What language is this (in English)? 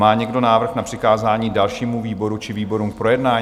Czech